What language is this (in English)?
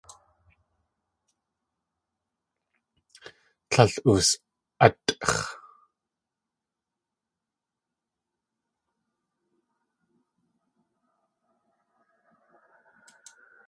Tlingit